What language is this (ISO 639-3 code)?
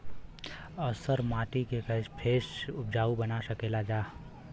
bho